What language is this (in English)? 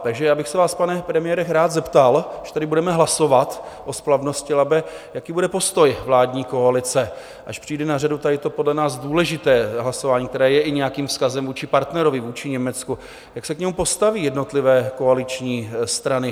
Czech